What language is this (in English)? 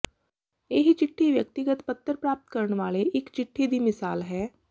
Punjabi